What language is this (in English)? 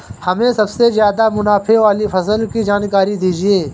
Hindi